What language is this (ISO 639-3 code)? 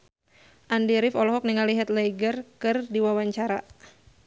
sun